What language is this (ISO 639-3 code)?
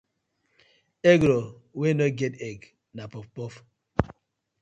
pcm